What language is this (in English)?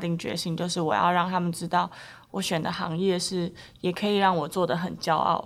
Chinese